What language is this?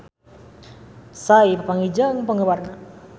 Sundanese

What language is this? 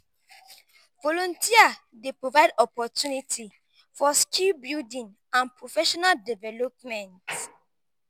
Nigerian Pidgin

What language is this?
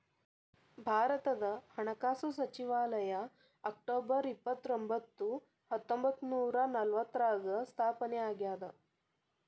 Kannada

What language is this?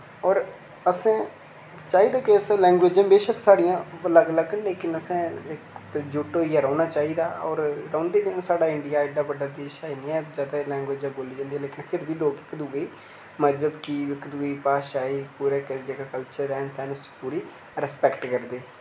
Dogri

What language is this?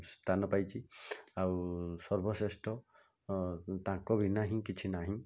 Odia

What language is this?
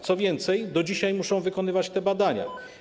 Polish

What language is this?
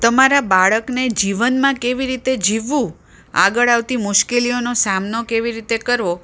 Gujarati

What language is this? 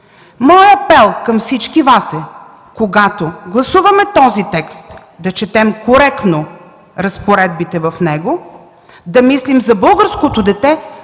Bulgarian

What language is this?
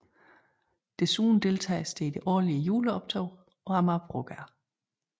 Danish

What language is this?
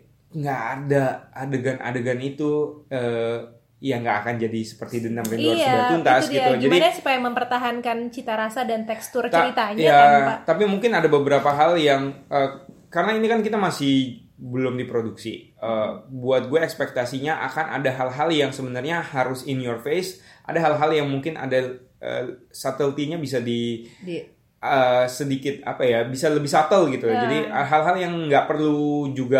Indonesian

